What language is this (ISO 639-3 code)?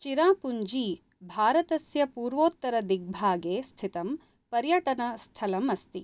san